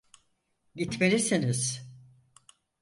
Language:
Turkish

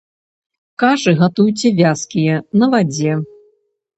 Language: Belarusian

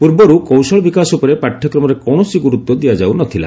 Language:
Odia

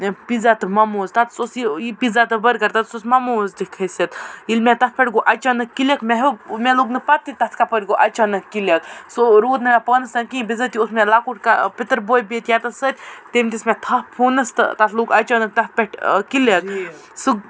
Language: Kashmiri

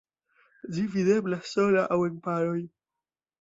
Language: Esperanto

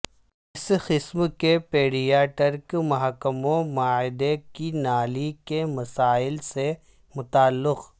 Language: Urdu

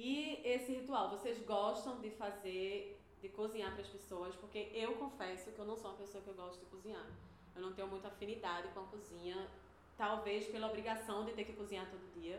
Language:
Portuguese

